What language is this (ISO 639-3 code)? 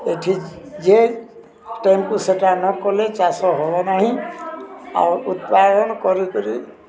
ori